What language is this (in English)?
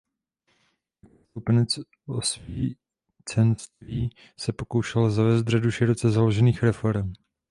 Czech